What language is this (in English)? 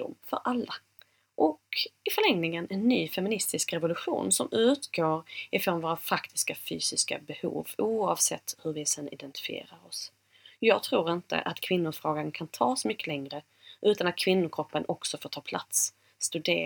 Swedish